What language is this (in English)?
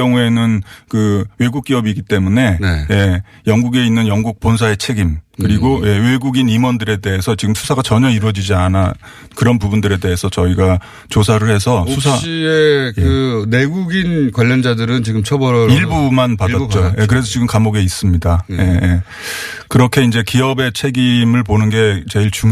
Korean